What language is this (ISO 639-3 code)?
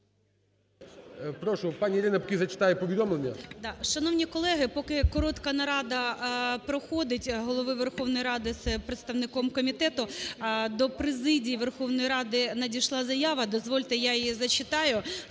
ukr